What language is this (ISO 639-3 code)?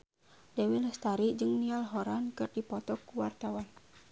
sun